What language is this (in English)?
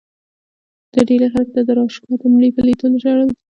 Pashto